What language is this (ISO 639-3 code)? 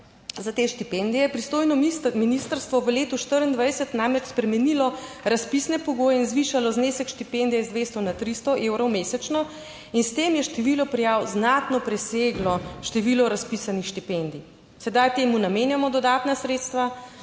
slv